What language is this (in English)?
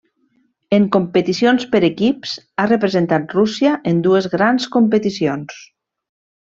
Catalan